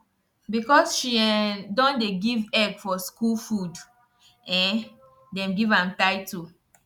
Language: Nigerian Pidgin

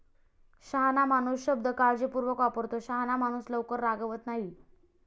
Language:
Marathi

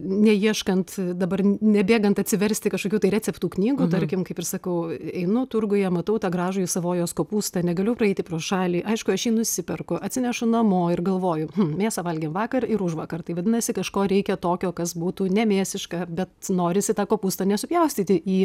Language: Lithuanian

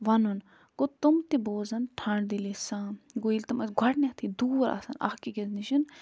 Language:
Kashmiri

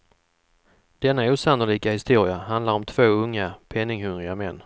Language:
Swedish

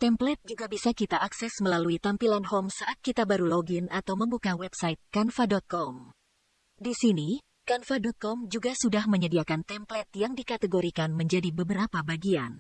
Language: Indonesian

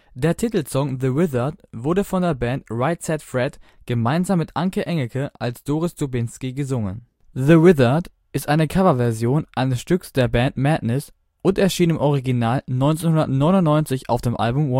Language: German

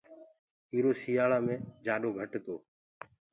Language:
Gurgula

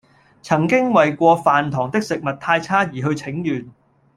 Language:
Cantonese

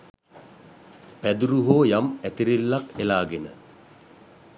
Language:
Sinhala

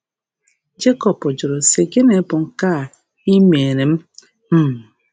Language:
Igbo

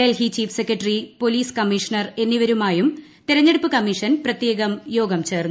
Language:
Malayalam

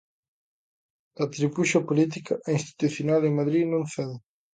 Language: Galician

